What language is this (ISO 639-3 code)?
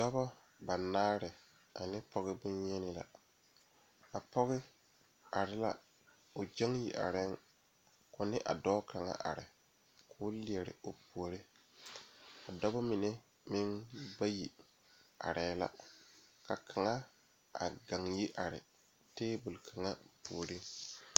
dga